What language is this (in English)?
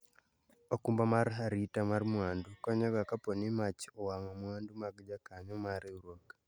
Luo (Kenya and Tanzania)